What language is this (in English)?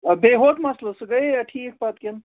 Kashmiri